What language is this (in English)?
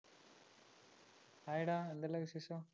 Malayalam